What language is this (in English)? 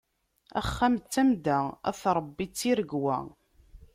Kabyle